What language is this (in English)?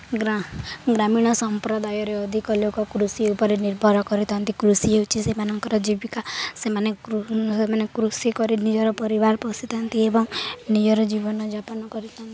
Odia